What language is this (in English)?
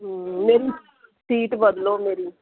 Punjabi